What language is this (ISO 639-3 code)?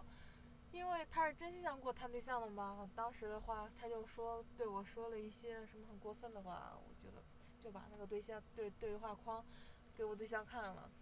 zho